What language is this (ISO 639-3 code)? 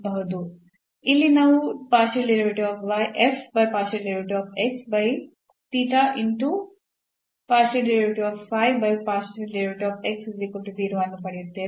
kan